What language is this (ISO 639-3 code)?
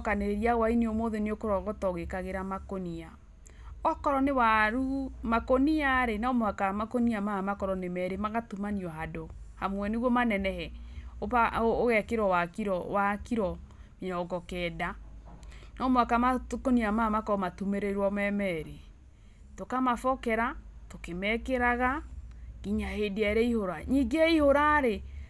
kik